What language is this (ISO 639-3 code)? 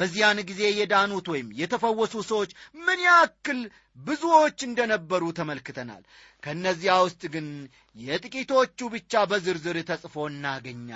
amh